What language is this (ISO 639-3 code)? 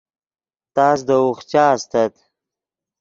ydg